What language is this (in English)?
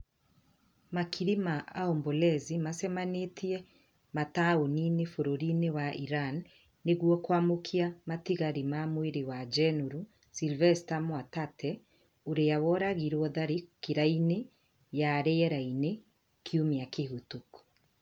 Kikuyu